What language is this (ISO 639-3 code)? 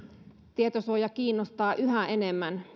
fin